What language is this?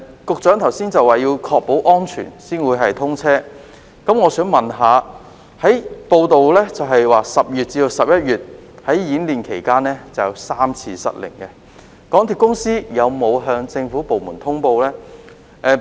Cantonese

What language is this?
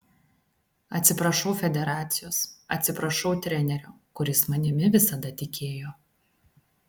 Lithuanian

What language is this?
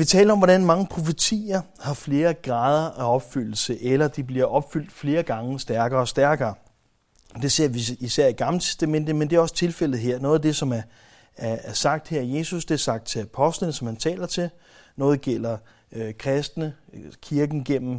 Danish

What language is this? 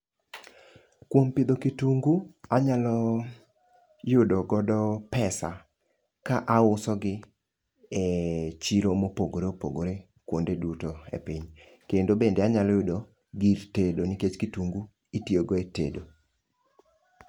Luo (Kenya and Tanzania)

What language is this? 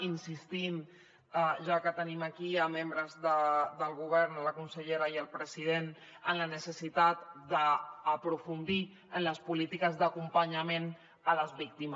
Catalan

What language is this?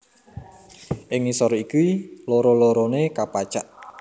Javanese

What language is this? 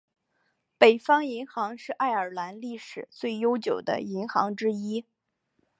Chinese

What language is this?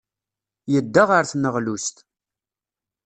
Kabyle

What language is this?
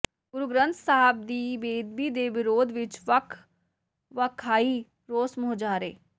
Punjabi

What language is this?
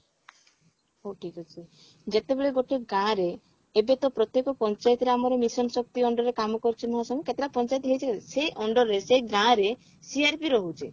Odia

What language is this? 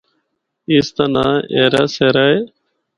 Northern Hindko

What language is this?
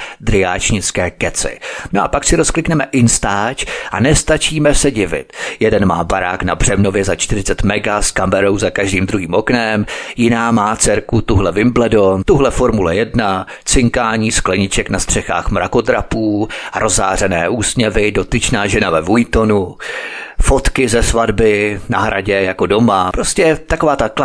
Czech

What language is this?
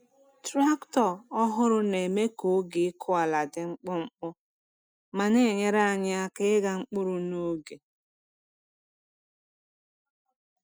Igbo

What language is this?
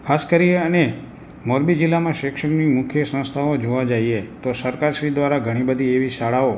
Gujarati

